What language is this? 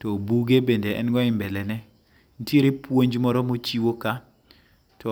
Luo (Kenya and Tanzania)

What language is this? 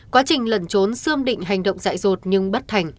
Vietnamese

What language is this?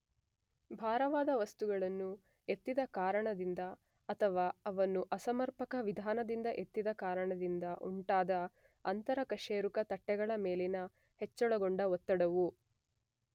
Kannada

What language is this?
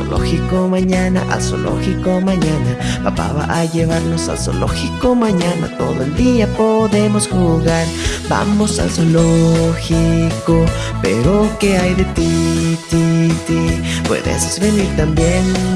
Spanish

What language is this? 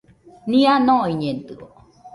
Nüpode Huitoto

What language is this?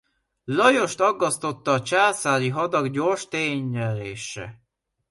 Hungarian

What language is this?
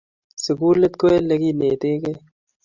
Kalenjin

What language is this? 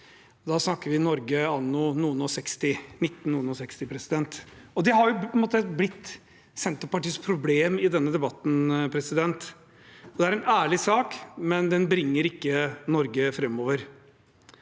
Norwegian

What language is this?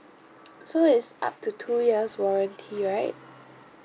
English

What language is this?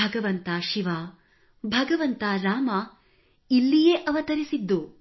Kannada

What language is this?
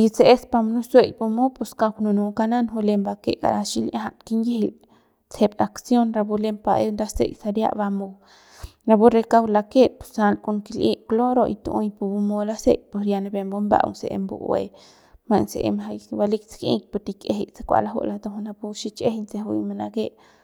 Central Pame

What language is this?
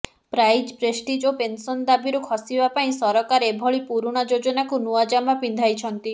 Odia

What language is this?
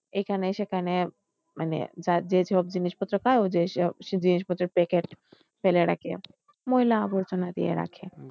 Bangla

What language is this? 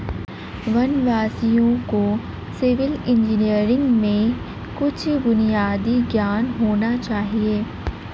Hindi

